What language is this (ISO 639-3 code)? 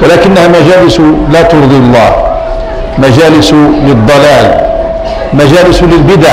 ara